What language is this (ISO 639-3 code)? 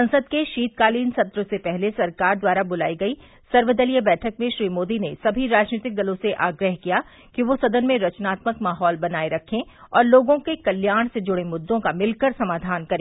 hin